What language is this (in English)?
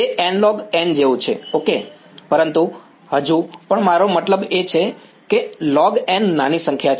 Gujarati